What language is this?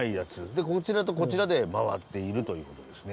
Japanese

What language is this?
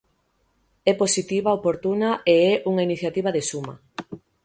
Galician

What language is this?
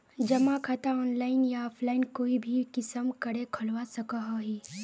Magahi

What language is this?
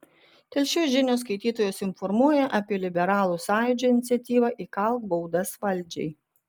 Lithuanian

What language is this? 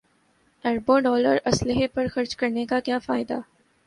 Urdu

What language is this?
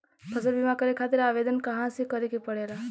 Bhojpuri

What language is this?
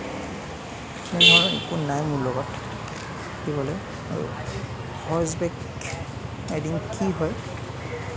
Assamese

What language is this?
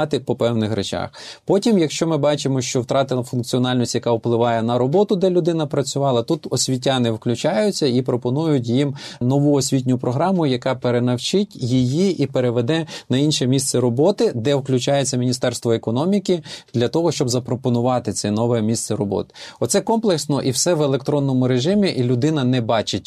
Ukrainian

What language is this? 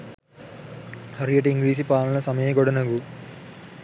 Sinhala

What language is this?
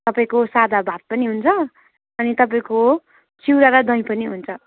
Nepali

